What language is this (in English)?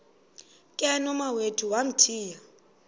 Xhosa